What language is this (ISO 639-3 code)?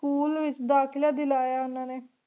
pan